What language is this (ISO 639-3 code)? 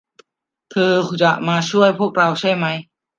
tha